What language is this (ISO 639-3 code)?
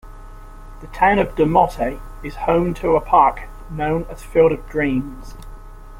eng